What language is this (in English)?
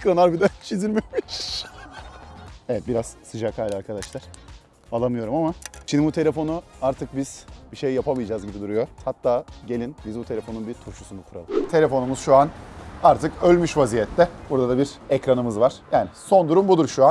Turkish